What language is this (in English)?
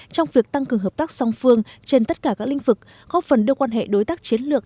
Vietnamese